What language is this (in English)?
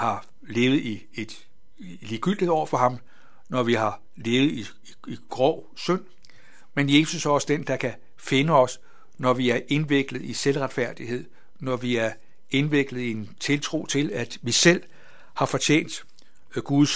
Danish